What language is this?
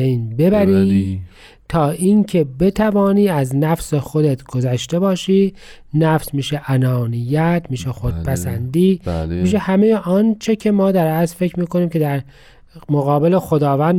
Persian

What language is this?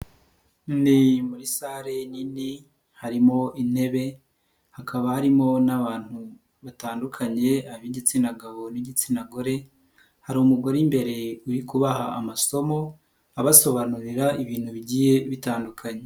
Kinyarwanda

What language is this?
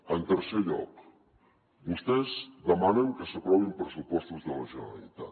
Catalan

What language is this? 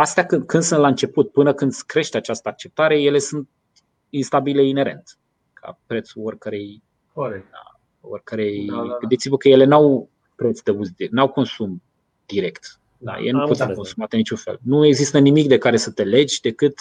Romanian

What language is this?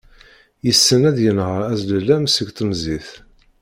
Kabyle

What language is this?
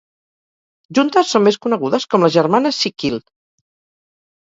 Catalan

